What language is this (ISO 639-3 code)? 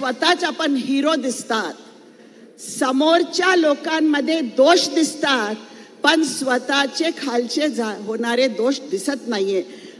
mar